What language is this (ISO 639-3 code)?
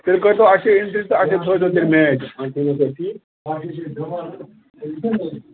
kas